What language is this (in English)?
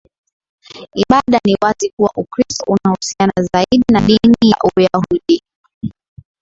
Swahili